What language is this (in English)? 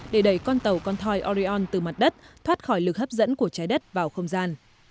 Vietnamese